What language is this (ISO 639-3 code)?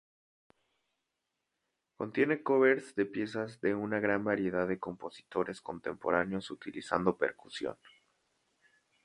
spa